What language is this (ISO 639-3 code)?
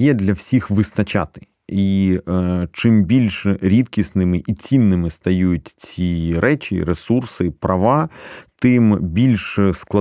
ukr